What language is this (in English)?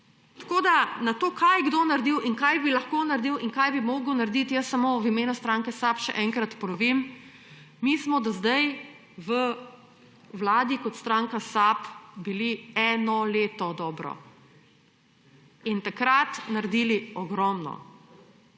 Slovenian